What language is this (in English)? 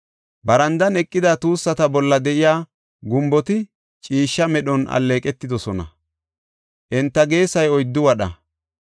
Gofa